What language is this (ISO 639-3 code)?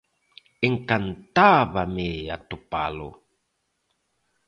glg